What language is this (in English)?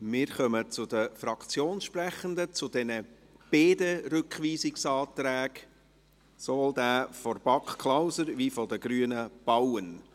Swiss German